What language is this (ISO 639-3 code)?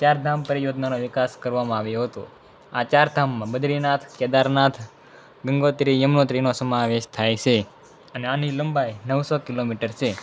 guj